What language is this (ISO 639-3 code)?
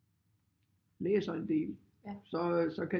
dan